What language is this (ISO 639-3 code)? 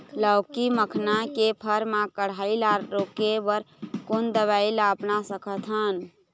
hne